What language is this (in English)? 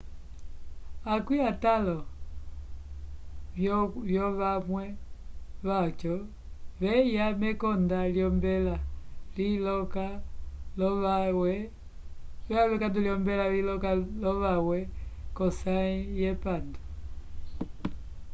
Umbundu